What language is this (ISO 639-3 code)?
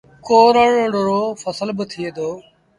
sbn